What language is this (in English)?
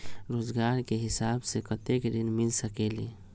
Magahi